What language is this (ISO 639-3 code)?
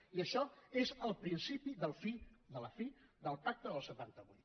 cat